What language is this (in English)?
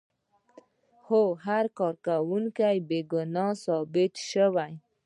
Pashto